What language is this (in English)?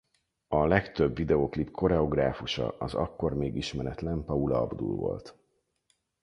Hungarian